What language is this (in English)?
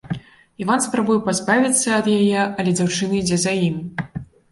Belarusian